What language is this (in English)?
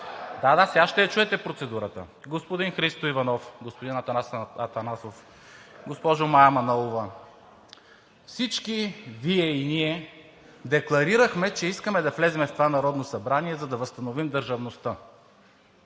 Bulgarian